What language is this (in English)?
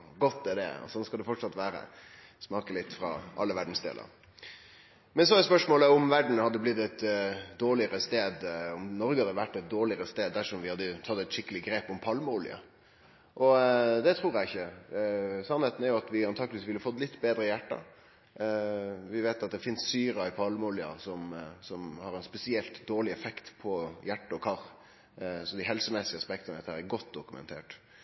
Norwegian Nynorsk